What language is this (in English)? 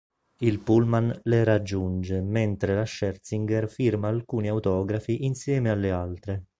Italian